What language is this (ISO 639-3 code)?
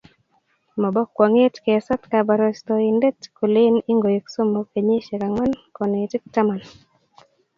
kln